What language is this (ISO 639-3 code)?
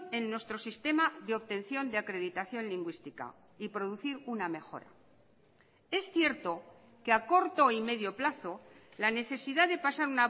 spa